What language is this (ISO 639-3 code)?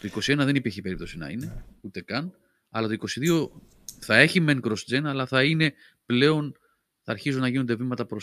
ell